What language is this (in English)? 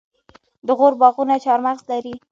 Pashto